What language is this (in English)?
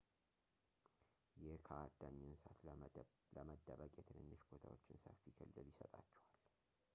Amharic